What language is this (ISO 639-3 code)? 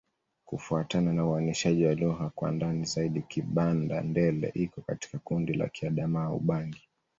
swa